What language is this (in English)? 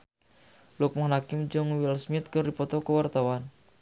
Sundanese